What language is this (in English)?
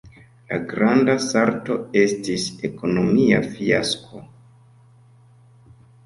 Esperanto